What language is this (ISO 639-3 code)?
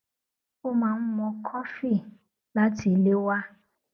yor